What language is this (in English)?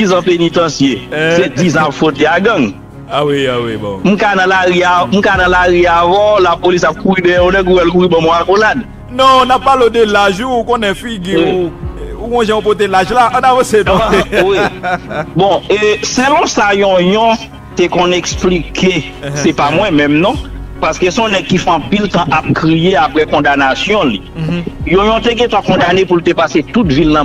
French